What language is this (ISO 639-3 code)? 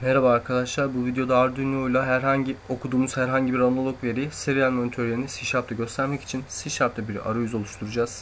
tur